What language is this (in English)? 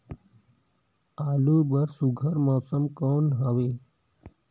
Chhattisgarhi